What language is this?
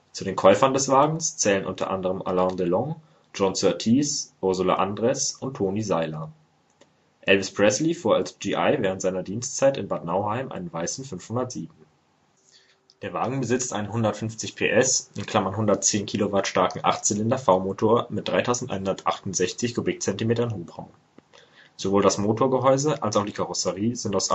German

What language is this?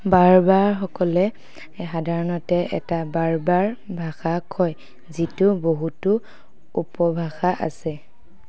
Assamese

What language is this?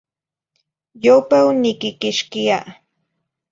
Zacatlán-Ahuacatlán-Tepetzintla Nahuatl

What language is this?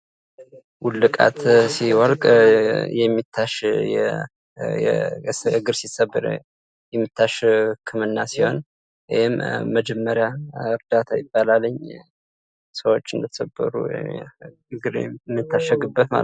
Amharic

